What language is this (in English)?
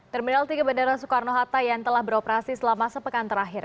Indonesian